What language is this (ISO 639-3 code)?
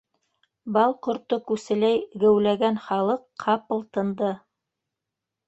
bak